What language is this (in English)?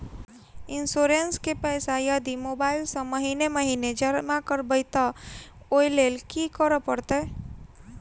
Maithili